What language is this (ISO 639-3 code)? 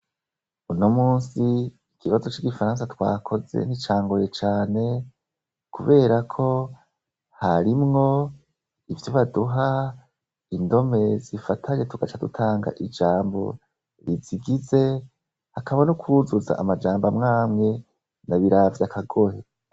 run